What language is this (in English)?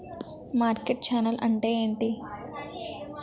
Telugu